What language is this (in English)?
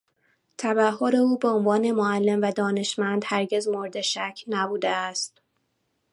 Persian